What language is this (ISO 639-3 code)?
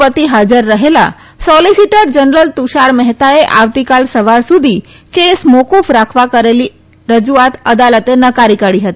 guj